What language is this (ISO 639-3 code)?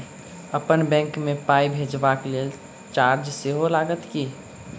mai